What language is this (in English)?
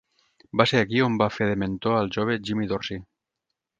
Catalan